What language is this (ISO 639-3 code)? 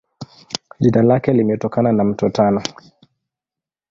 swa